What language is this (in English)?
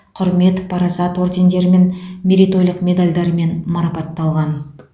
Kazakh